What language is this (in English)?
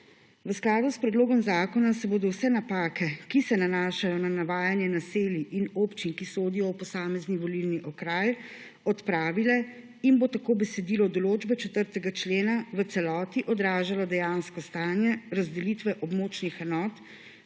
Slovenian